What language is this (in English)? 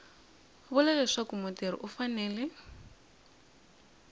Tsonga